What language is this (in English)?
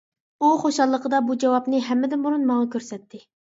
Uyghur